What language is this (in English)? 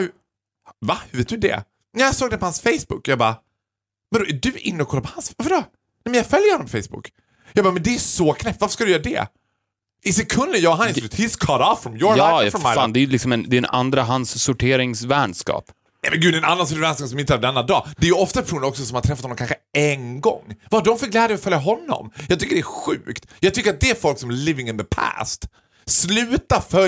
Swedish